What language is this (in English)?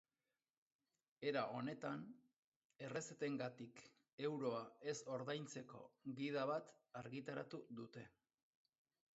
Basque